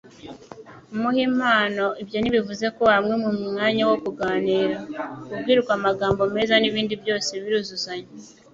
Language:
Kinyarwanda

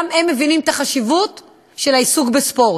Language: Hebrew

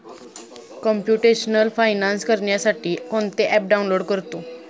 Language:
Marathi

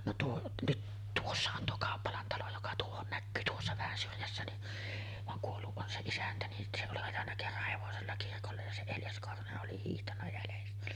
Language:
Finnish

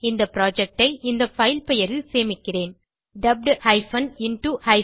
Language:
Tamil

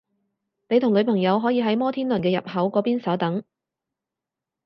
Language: Cantonese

